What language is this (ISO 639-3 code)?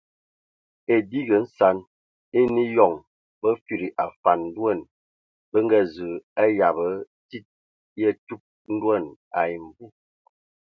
ewo